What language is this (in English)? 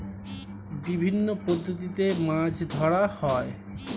Bangla